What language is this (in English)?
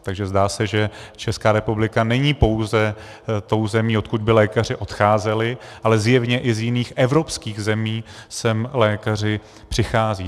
Czech